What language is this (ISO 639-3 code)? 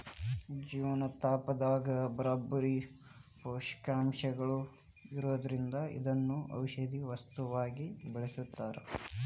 kan